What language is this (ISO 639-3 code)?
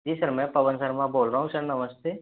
hin